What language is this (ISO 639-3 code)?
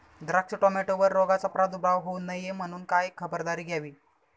mar